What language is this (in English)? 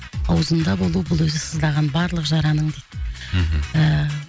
Kazakh